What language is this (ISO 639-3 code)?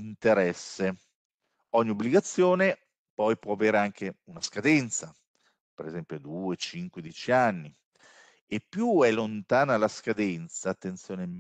ita